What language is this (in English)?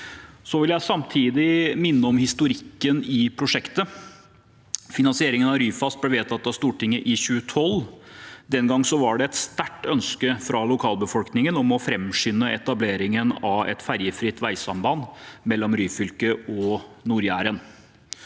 Norwegian